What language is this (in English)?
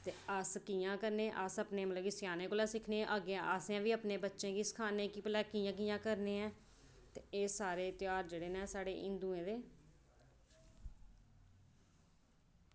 Dogri